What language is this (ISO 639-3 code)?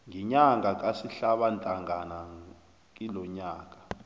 nbl